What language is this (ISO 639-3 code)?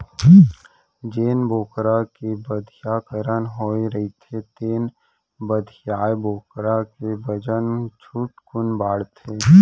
hne